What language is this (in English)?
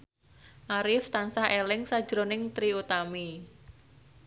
Javanese